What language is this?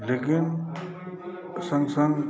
Maithili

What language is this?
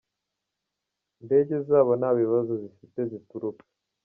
Kinyarwanda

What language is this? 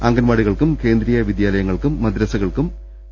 Malayalam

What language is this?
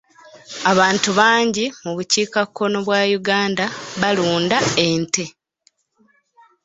Ganda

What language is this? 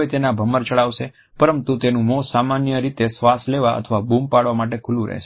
Gujarati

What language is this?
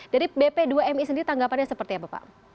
Indonesian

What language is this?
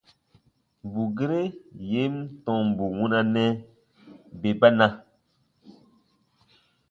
Baatonum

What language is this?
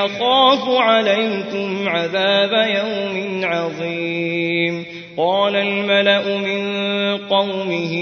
Arabic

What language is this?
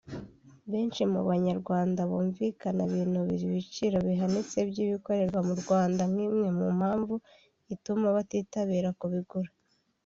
Kinyarwanda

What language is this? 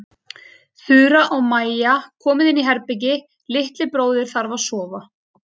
Icelandic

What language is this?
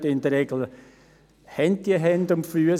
Swiss German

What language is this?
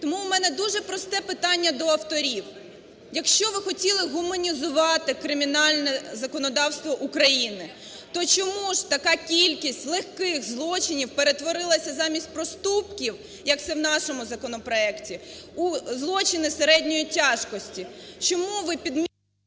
Ukrainian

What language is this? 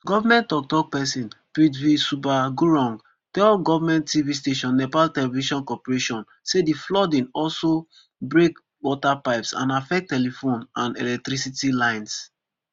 Nigerian Pidgin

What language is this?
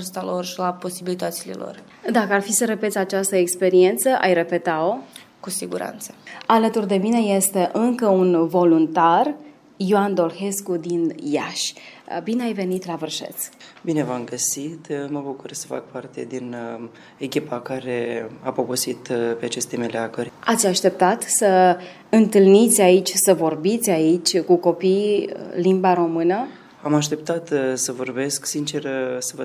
Romanian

